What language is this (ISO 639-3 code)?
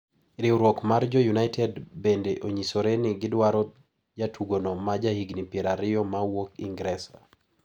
luo